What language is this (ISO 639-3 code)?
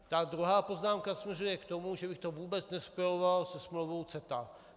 ces